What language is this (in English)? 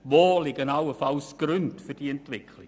Swiss German